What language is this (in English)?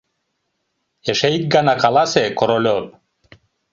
Mari